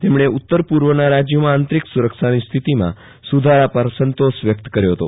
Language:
Gujarati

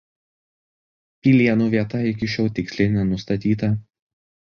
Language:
Lithuanian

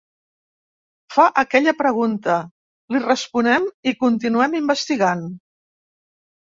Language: Catalan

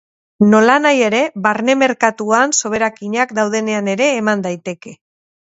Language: Basque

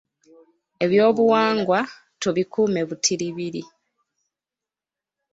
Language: Ganda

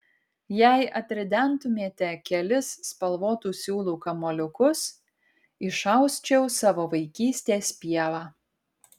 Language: Lithuanian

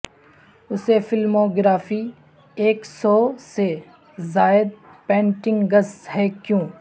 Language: Urdu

